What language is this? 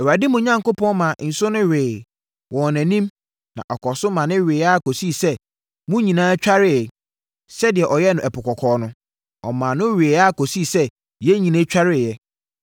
Akan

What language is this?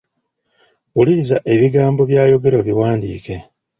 Ganda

